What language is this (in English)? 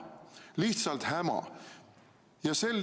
Estonian